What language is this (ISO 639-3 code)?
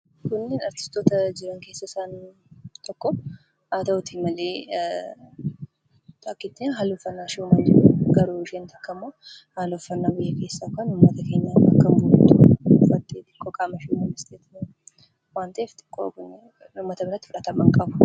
orm